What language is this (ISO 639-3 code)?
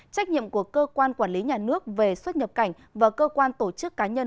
vie